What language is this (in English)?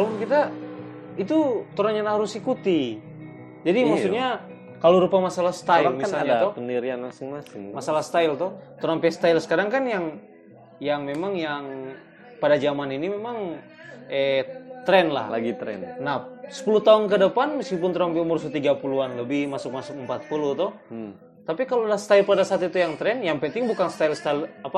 Indonesian